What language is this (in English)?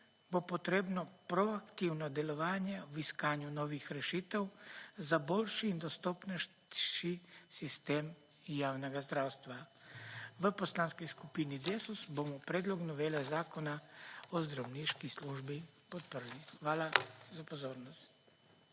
Slovenian